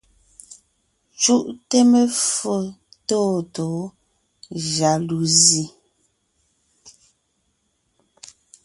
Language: Ngiemboon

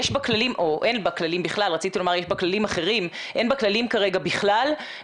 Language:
Hebrew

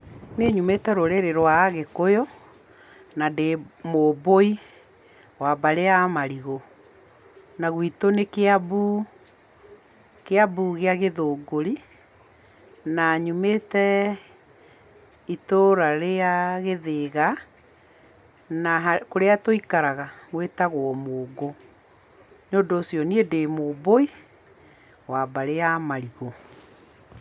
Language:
Kikuyu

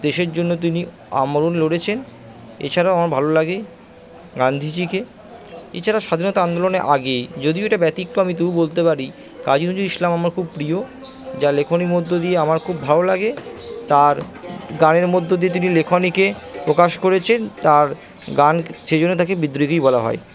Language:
Bangla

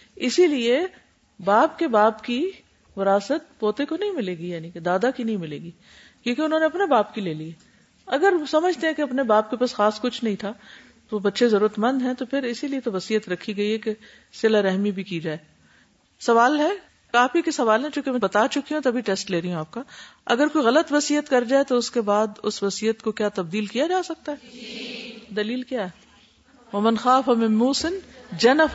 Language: Urdu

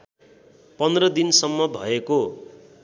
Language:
Nepali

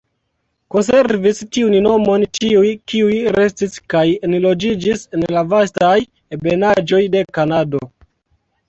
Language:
Esperanto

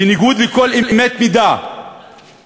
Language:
Hebrew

